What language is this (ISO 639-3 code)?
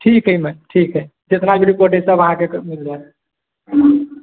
mai